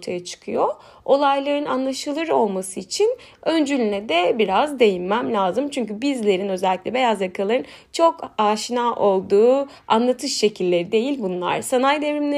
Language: Turkish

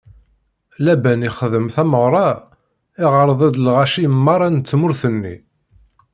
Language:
Kabyle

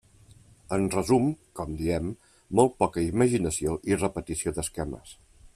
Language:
Catalan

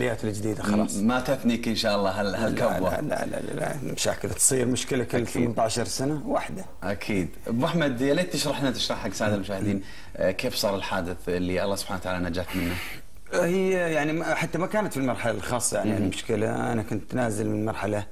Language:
Arabic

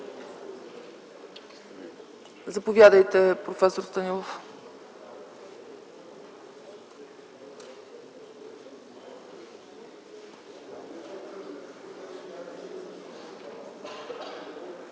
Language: Bulgarian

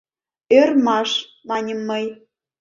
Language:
Mari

